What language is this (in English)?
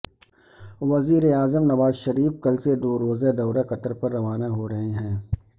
Urdu